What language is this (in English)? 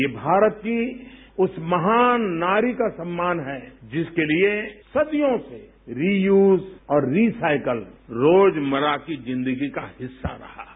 Hindi